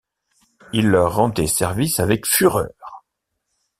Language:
French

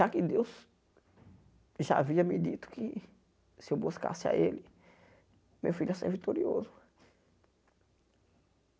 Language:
Portuguese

